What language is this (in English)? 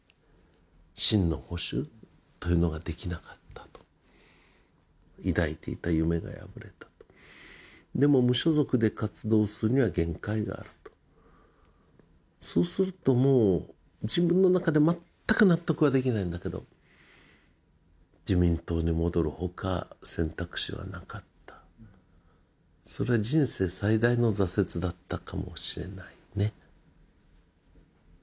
Japanese